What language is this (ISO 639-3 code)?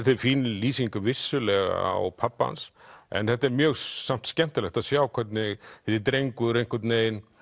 isl